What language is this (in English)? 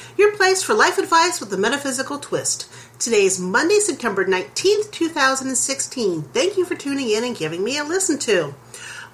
English